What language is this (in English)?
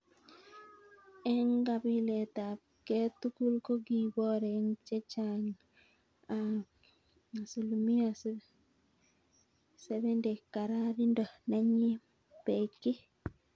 Kalenjin